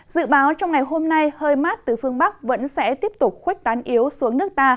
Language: Vietnamese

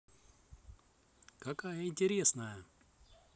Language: Russian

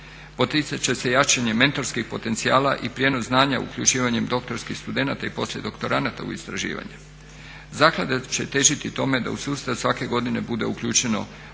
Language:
Croatian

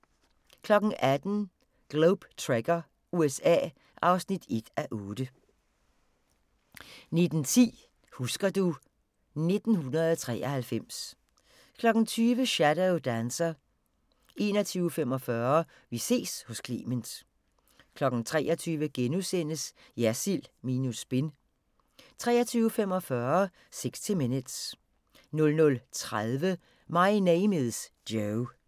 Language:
Danish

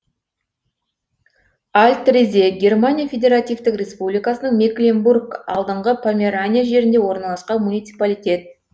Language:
Kazakh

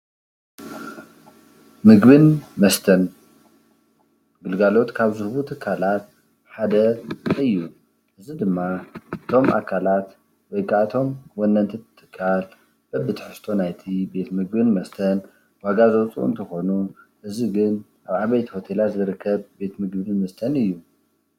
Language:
Tigrinya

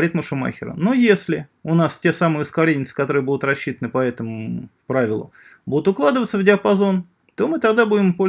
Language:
Russian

